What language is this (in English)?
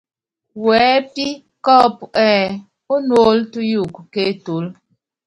Yangben